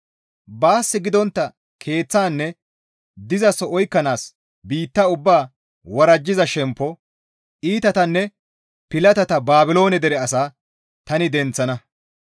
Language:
Gamo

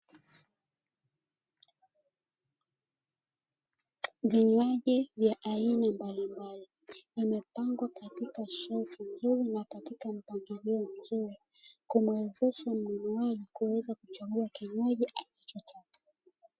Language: Swahili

